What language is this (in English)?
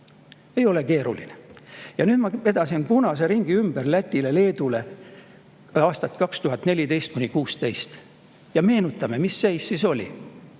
Estonian